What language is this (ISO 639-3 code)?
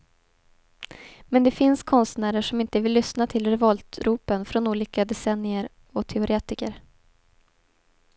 swe